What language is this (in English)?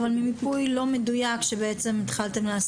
Hebrew